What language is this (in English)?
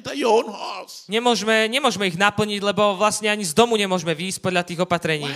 Slovak